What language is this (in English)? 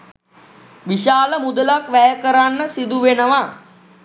Sinhala